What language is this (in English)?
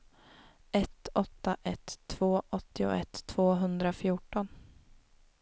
Swedish